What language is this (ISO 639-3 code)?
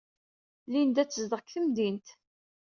kab